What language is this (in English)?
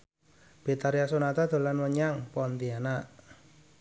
Javanese